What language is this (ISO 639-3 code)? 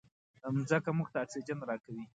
pus